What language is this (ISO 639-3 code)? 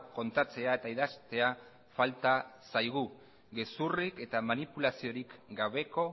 eus